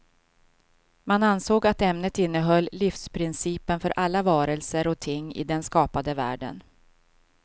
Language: Swedish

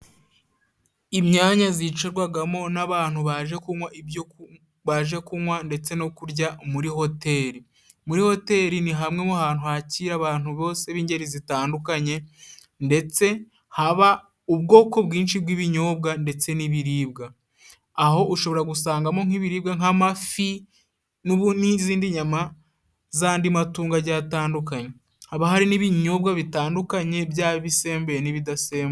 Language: Kinyarwanda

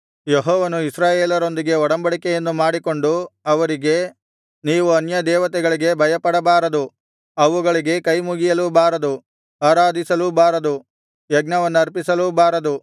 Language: Kannada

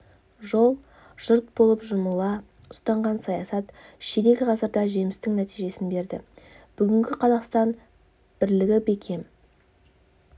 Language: Kazakh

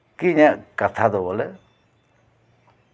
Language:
Santali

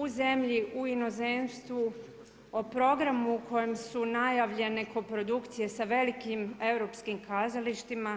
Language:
Croatian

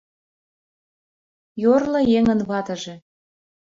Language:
Mari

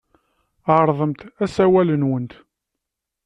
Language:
Kabyle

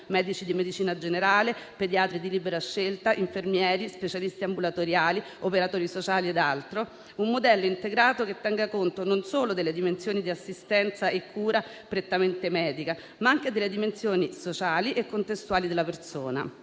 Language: Italian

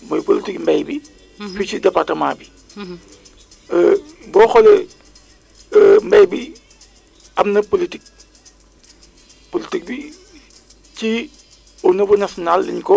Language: Wolof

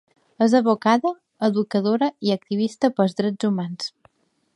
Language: Catalan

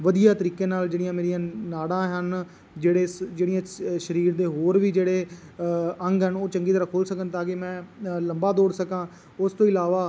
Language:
Punjabi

